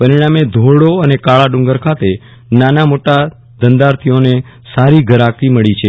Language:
Gujarati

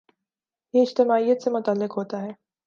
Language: Urdu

